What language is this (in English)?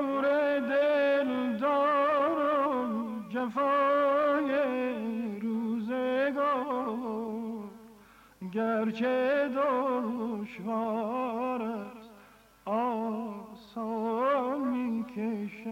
Persian